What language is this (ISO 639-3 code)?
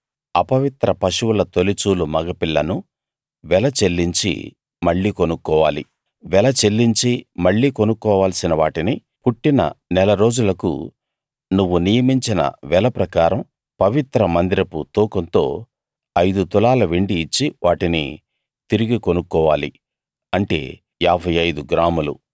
tel